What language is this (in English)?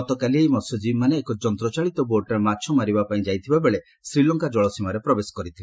Odia